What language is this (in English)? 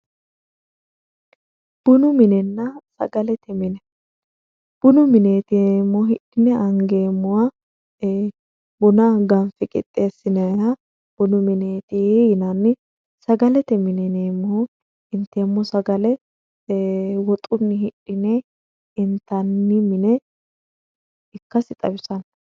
Sidamo